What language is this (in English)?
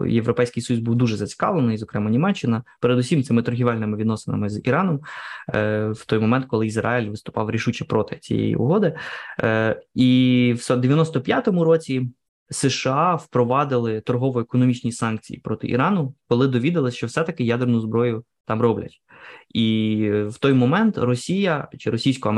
Ukrainian